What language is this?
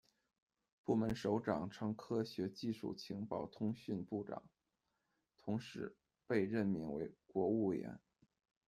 Chinese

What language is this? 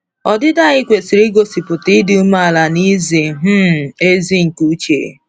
Igbo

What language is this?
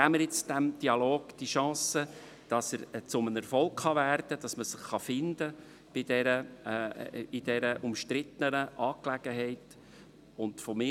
Swiss German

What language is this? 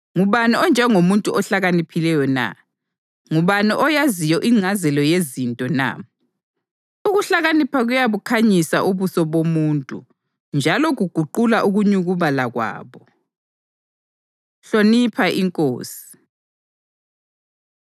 North Ndebele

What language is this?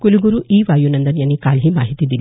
Marathi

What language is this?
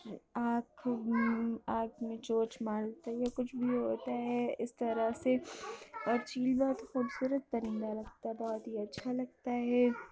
Urdu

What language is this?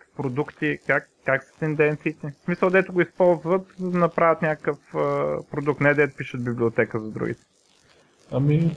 Bulgarian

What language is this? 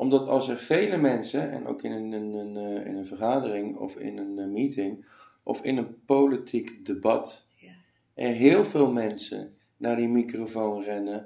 Dutch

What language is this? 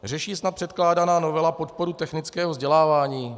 Czech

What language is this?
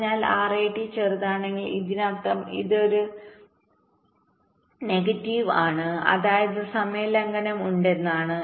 Malayalam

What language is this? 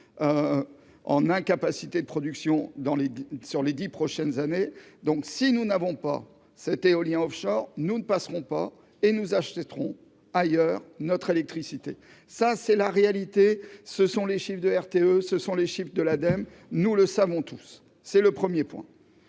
French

